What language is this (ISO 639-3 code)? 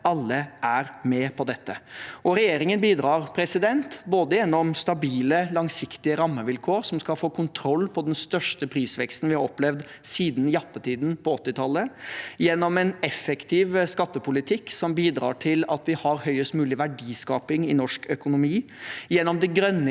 nor